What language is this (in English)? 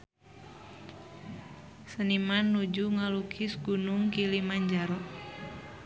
Sundanese